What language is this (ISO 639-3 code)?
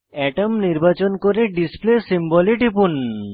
ben